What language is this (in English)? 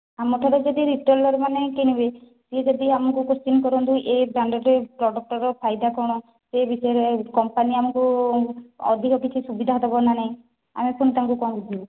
Odia